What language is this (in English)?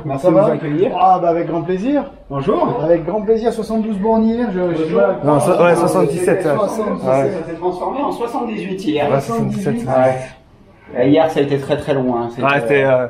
French